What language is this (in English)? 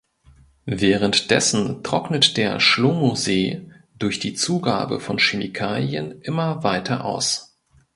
German